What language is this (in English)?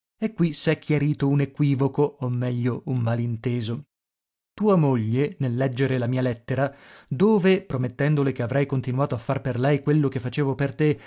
Italian